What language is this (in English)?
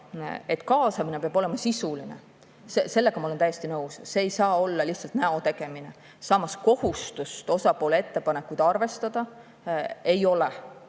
Estonian